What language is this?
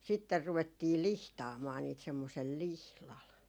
Finnish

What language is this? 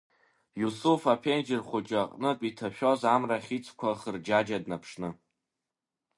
Abkhazian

